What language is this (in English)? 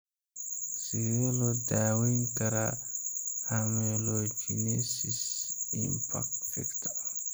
Somali